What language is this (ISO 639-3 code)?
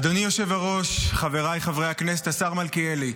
heb